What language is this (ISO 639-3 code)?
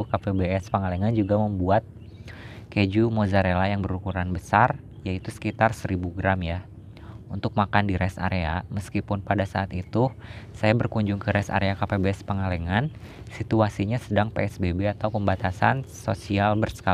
ind